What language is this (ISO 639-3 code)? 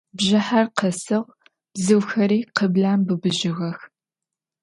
ady